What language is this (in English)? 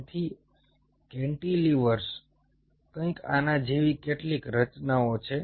Gujarati